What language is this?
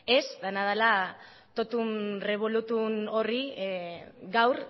Basque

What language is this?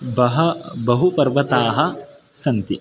Sanskrit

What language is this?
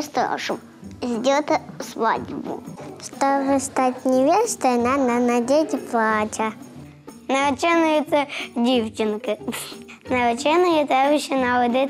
Russian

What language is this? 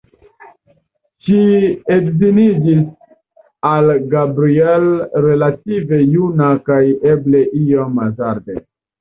Esperanto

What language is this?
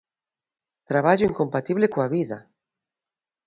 Galician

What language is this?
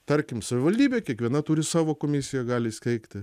Lithuanian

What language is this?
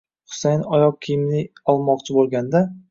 Uzbek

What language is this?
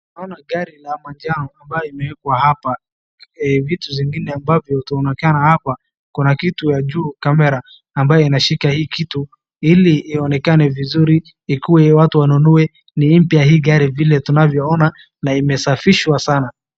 Swahili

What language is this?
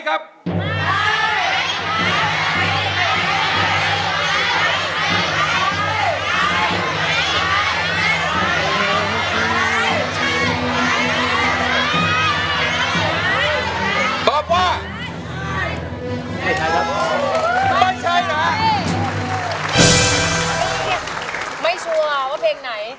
Thai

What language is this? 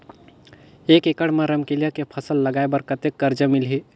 Chhattisgarhi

